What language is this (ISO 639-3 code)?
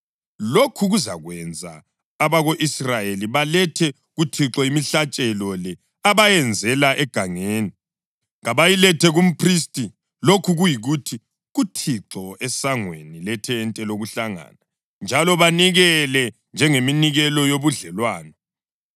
nde